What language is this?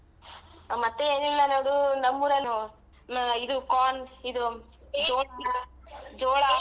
Kannada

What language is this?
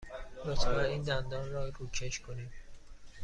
Persian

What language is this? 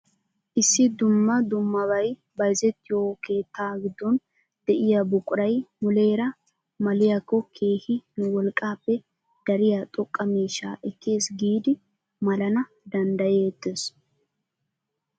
Wolaytta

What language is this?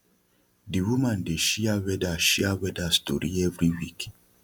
Nigerian Pidgin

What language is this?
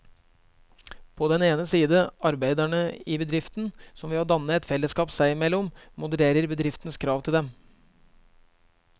Norwegian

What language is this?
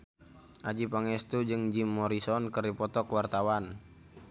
Sundanese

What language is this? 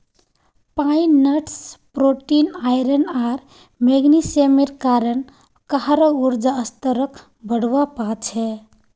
Magahi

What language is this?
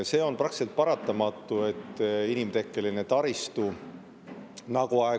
Estonian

